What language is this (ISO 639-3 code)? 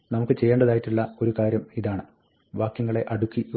mal